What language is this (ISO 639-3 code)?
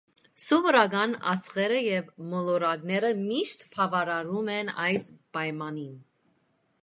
hye